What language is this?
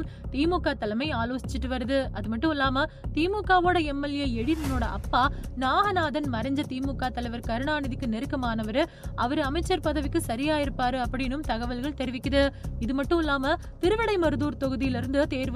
Tamil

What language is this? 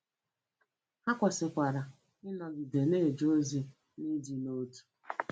Igbo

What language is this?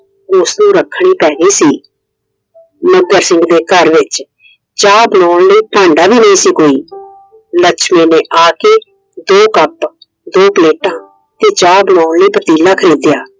Punjabi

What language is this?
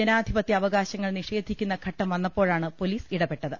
Malayalam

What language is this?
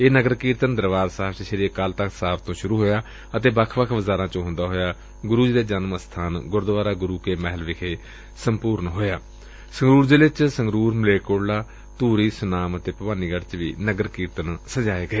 Punjabi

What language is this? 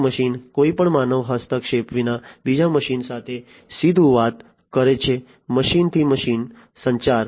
Gujarati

